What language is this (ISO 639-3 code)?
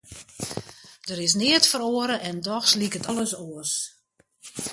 fry